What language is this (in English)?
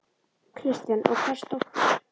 Icelandic